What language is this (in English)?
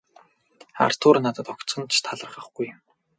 Mongolian